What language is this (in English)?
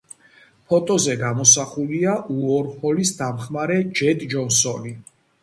Georgian